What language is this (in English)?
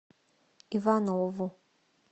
Russian